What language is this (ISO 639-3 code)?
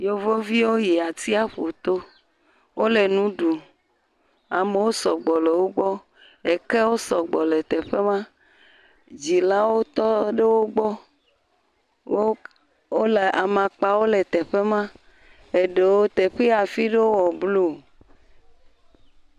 ewe